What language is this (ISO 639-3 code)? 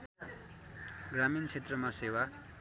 nep